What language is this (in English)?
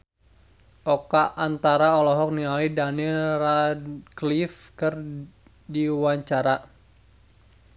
Sundanese